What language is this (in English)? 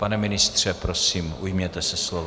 Czech